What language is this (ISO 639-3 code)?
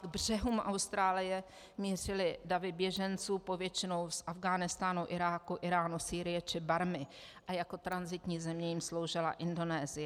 ces